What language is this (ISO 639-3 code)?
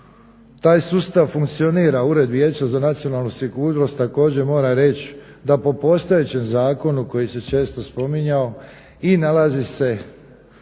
hrv